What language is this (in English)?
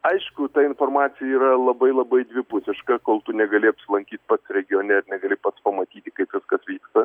Lithuanian